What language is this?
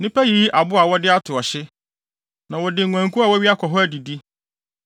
Akan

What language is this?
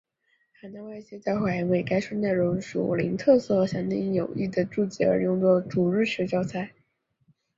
Chinese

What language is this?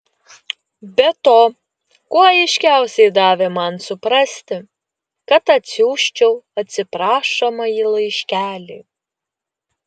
Lithuanian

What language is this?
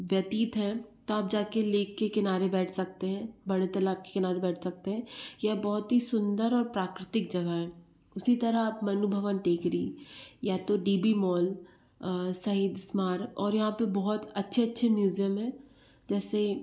Hindi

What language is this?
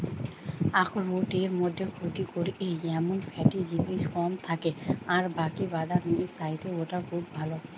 Bangla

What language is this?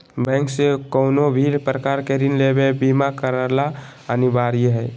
Magahi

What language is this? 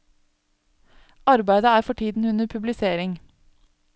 Norwegian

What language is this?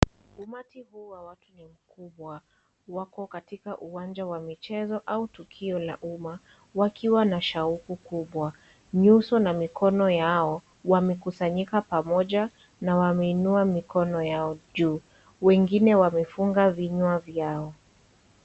Swahili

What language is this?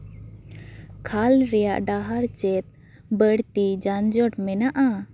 Santali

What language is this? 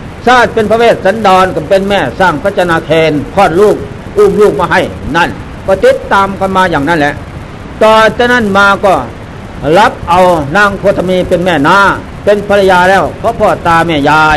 Thai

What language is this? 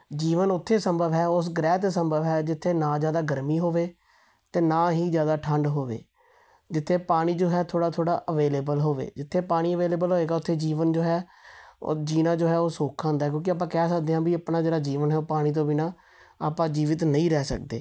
Punjabi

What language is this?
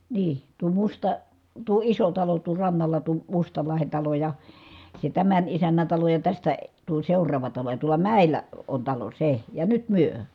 Finnish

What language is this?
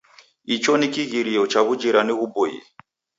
Taita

